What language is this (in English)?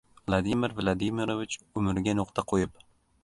Uzbek